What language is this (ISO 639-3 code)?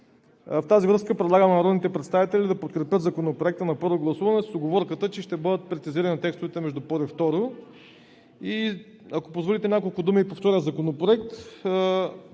bul